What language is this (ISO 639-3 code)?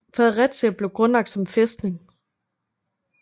dan